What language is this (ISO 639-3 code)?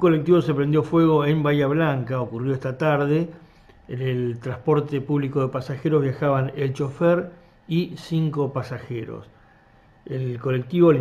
spa